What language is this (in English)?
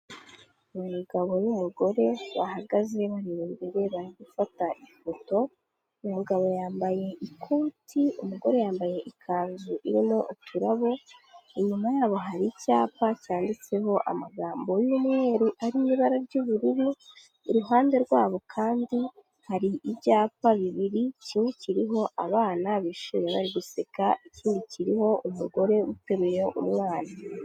Kinyarwanda